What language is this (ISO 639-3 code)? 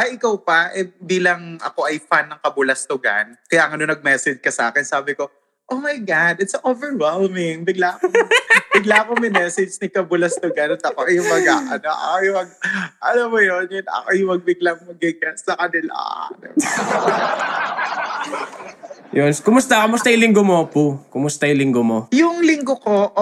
fil